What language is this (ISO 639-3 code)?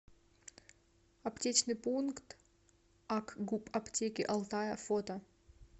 rus